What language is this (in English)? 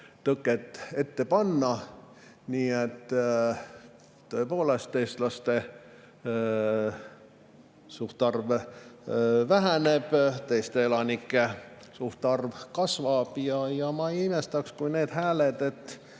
Estonian